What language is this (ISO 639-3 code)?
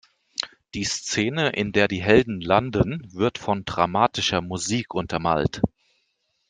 deu